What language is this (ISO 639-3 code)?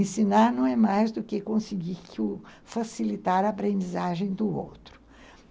por